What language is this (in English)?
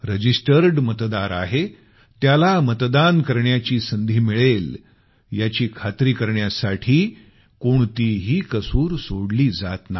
Marathi